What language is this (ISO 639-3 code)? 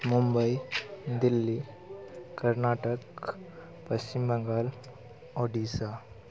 mai